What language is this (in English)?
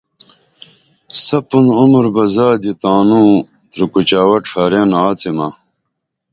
Dameli